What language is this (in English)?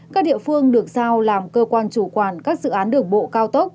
Vietnamese